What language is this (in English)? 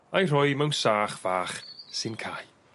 Welsh